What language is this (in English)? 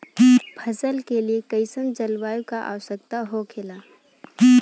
Bhojpuri